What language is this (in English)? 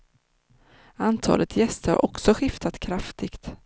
Swedish